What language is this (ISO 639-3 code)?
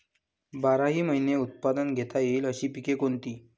mar